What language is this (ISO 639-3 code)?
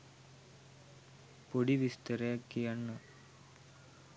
sin